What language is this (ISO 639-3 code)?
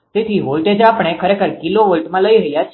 guj